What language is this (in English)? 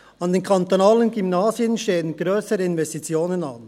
Swiss German